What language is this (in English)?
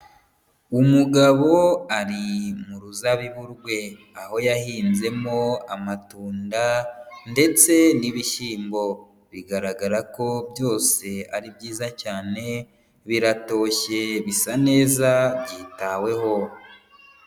Kinyarwanda